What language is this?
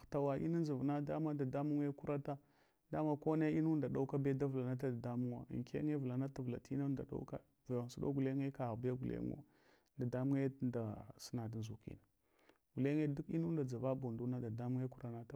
Hwana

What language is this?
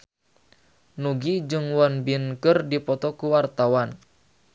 Sundanese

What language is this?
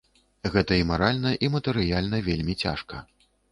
Belarusian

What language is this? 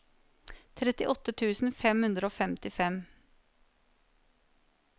Norwegian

